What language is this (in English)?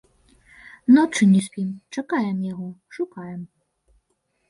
Belarusian